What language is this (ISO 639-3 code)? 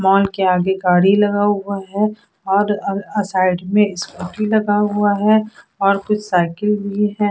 hin